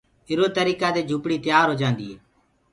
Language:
Gurgula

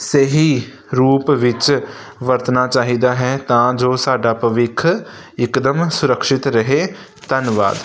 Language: Punjabi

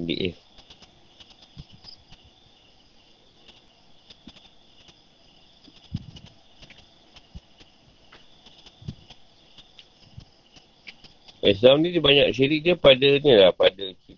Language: Malay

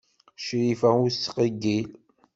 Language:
Kabyle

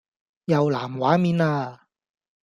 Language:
Cantonese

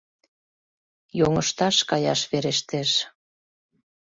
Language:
Mari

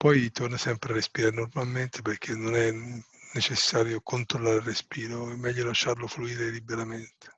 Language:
Italian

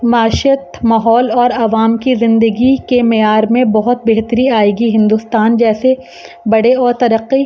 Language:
Urdu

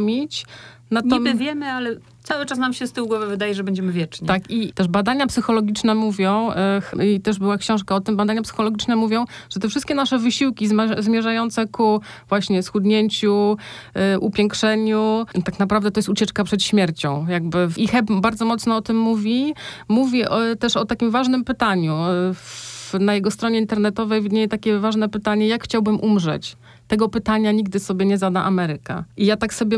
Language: Polish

